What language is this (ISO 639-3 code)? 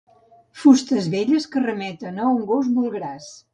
cat